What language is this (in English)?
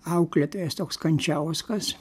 Lithuanian